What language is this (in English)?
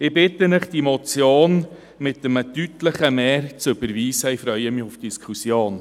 Swiss German